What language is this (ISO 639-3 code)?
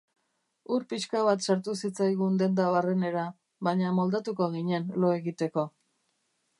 eus